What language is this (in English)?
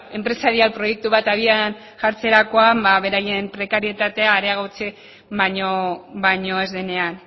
Basque